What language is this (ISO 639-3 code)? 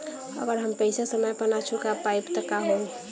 bho